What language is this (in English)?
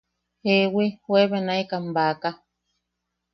Yaqui